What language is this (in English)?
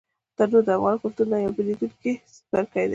Pashto